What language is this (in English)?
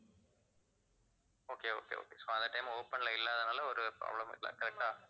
Tamil